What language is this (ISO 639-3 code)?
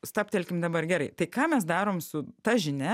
lit